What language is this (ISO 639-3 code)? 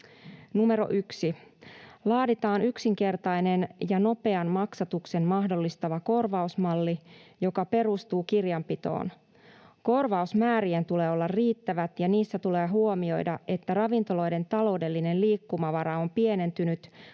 fin